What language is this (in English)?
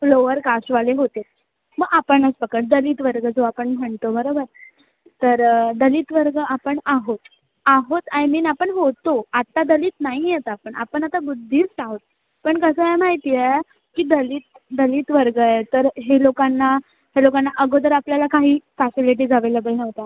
Marathi